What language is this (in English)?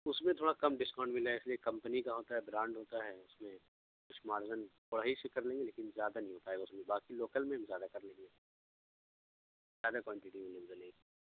Urdu